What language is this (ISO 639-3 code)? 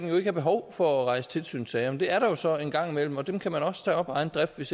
dan